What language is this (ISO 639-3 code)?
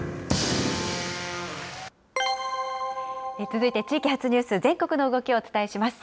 jpn